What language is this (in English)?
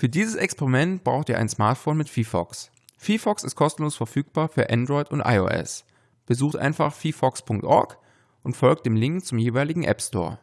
German